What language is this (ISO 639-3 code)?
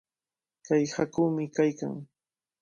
qvl